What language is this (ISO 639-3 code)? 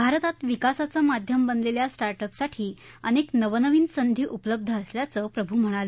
mar